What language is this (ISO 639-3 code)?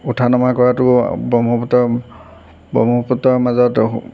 asm